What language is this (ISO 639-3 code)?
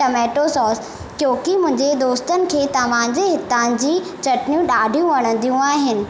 snd